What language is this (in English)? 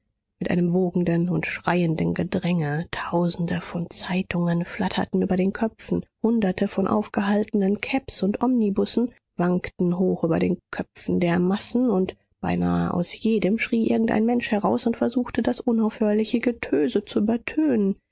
German